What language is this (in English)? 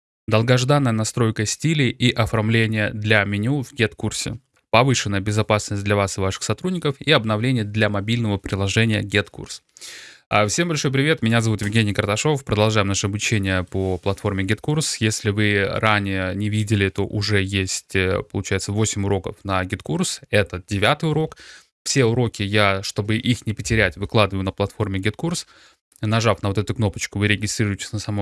Russian